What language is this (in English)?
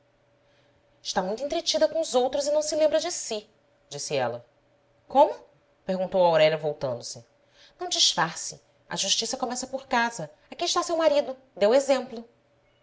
Portuguese